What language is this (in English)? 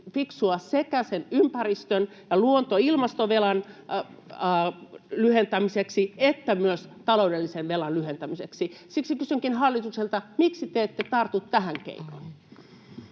Finnish